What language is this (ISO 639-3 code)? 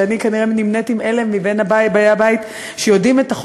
heb